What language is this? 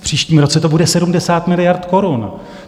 Czech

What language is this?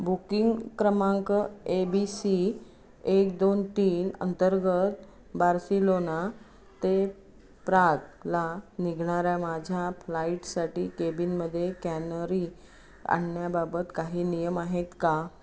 Marathi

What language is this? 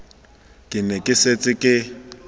Tswana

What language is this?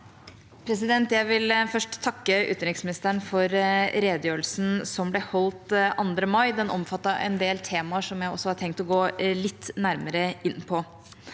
Norwegian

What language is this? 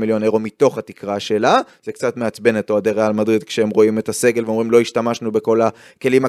Hebrew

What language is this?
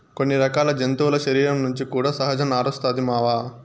Telugu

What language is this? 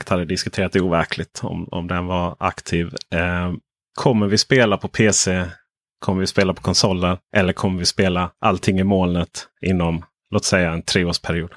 Swedish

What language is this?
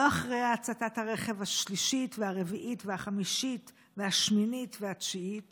Hebrew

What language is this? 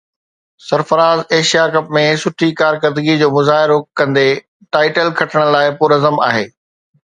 Sindhi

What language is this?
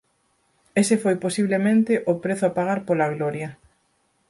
Galician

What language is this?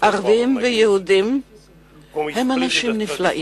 Hebrew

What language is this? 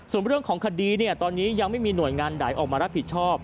Thai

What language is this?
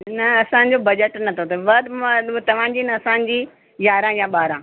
Sindhi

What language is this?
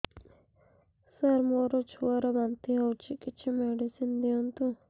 Odia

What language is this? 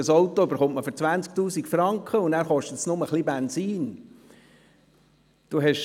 Swiss German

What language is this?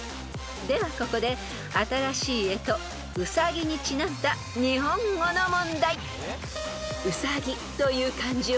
Japanese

